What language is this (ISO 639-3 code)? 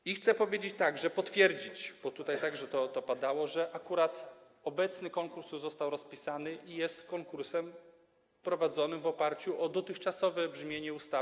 pol